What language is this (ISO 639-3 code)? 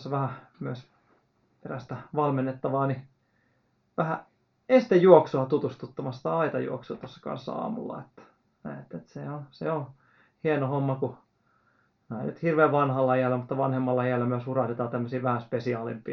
fin